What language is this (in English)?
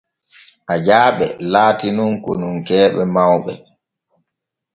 Borgu Fulfulde